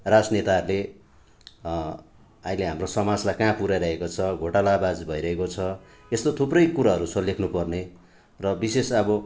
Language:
Nepali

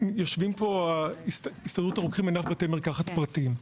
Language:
Hebrew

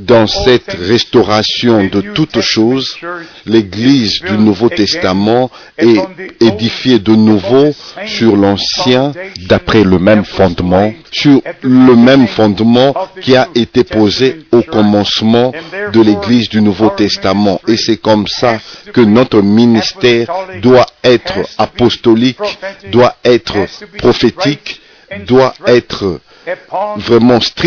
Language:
French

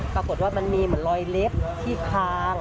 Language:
Thai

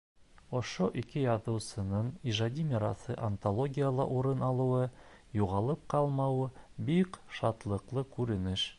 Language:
Bashkir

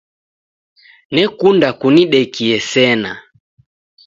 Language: Taita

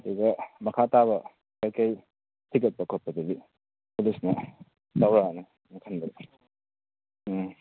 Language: Manipuri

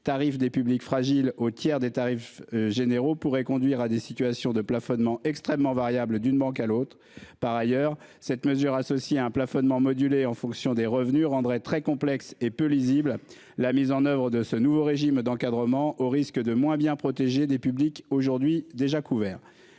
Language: French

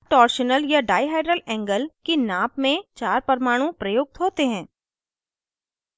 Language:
Hindi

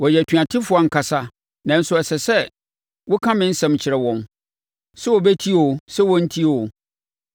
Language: Akan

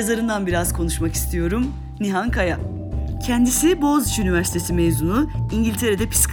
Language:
Turkish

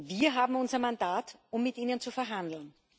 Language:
German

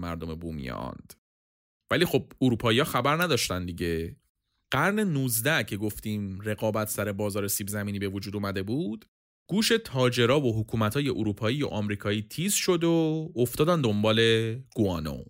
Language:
Persian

